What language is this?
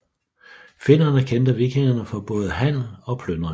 Danish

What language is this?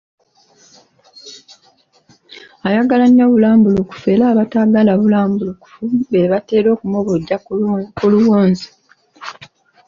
Ganda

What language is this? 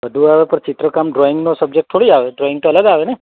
Gujarati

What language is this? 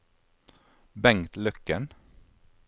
Norwegian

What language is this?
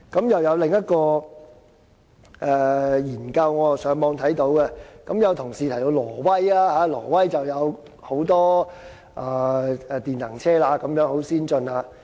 Cantonese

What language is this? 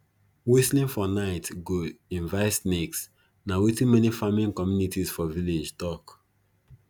Nigerian Pidgin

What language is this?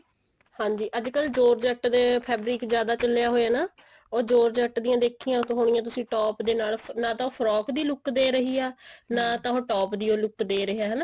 Punjabi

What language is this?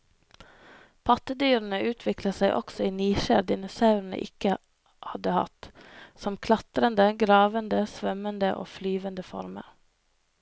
Norwegian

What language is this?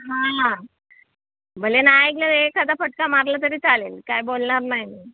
Marathi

